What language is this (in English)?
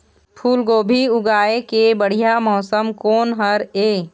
Chhattisgarhi